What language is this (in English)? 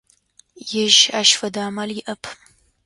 Adyghe